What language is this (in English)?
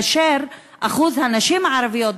Hebrew